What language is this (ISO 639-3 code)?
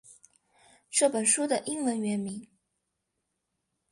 zho